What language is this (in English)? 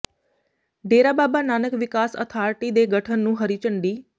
Punjabi